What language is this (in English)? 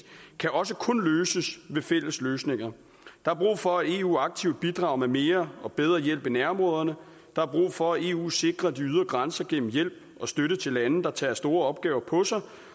Danish